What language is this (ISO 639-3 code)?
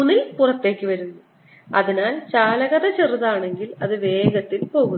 mal